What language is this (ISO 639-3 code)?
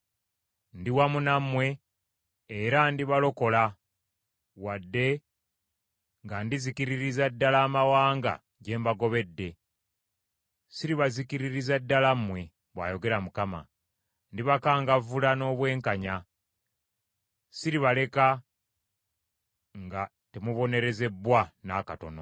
lug